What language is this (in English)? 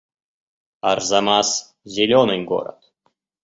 Russian